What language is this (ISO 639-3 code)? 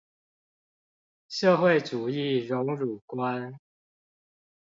zho